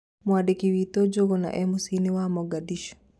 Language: Kikuyu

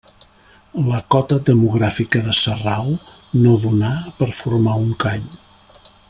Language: Catalan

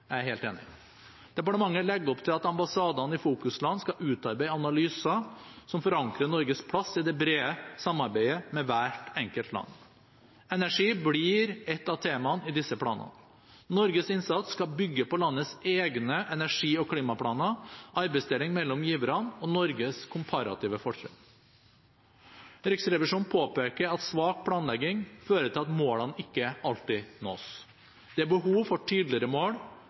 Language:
Norwegian Bokmål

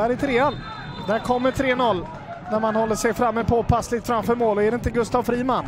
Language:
Swedish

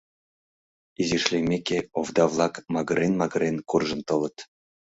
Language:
Mari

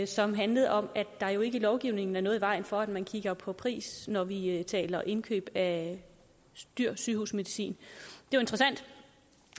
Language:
Danish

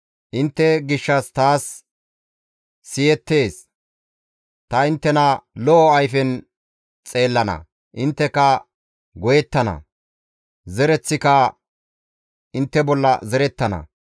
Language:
Gamo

